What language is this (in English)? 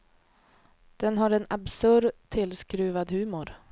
Swedish